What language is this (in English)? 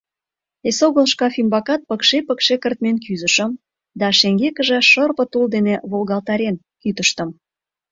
Mari